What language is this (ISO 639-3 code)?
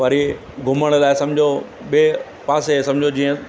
snd